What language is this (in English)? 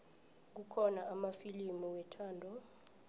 South Ndebele